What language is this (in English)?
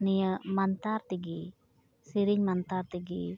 Santali